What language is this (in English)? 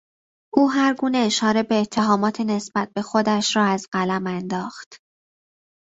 Persian